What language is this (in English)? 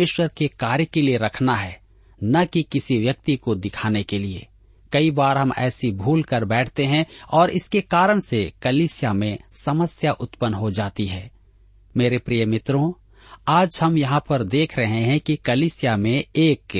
Hindi